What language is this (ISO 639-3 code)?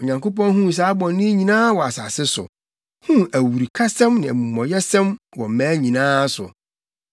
aka